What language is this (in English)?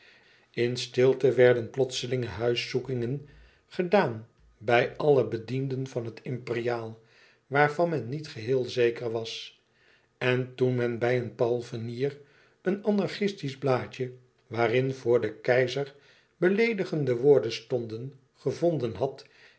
Dutch